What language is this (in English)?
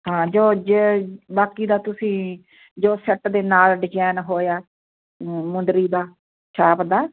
Punjabi